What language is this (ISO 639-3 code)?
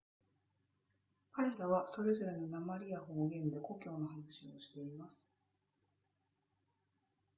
jpn